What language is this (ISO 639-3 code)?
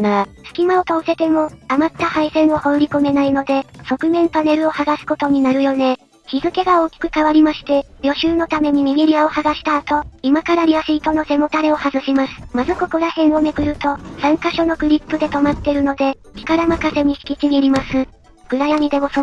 jpn